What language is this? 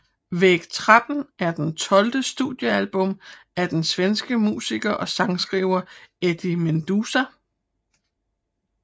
Danish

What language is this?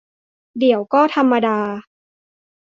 Thai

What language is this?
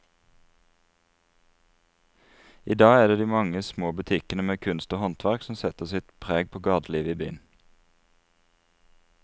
Norwegian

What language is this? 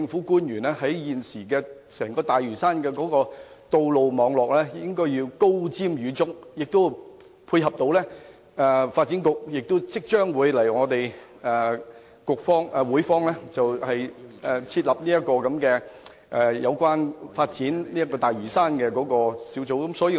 Cantonese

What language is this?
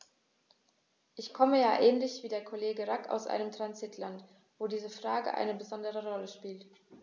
German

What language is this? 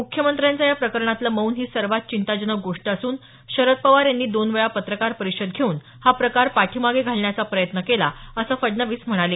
Marathi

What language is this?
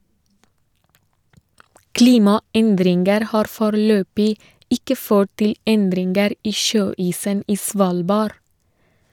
Norwegian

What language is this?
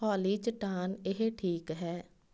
Punjabi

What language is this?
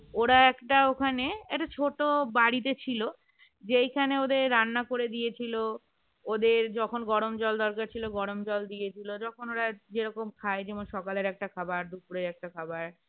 Bangla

